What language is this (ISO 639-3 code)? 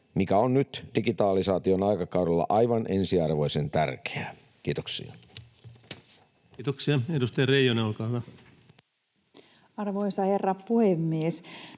fin